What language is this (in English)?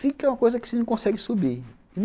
Portuguese